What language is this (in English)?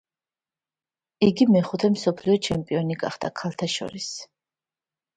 Georgian